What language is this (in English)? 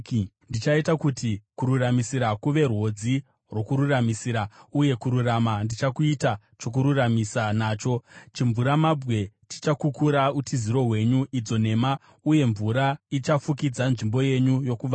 Shona